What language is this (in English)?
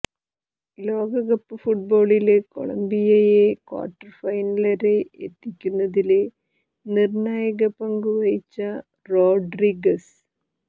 Malayalam